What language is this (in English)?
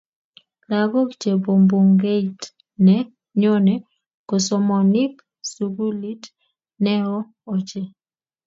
Kalenjin